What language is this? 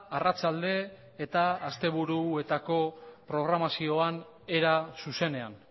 Basque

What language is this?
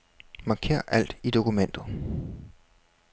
Danish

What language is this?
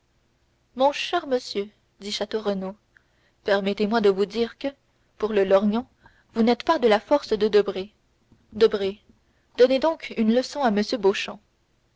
French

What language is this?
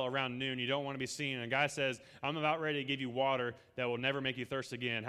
English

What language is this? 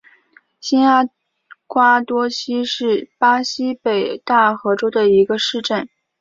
Chinese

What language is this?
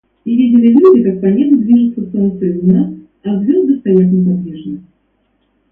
Russian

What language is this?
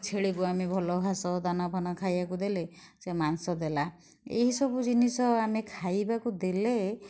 Odia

